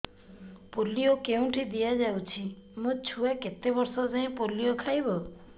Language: Odia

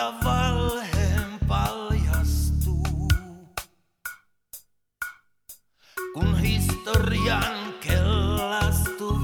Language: Finnish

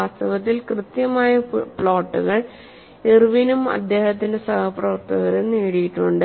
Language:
Malayalam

